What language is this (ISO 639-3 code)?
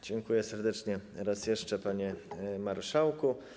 pol